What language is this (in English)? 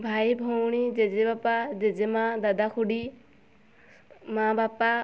Odia